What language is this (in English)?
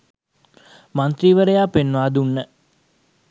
Sinhala